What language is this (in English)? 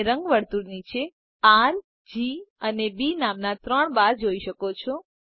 Gujarati